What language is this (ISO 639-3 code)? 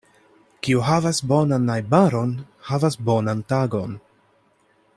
epo